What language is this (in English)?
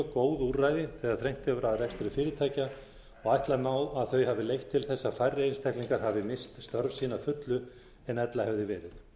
Icelandic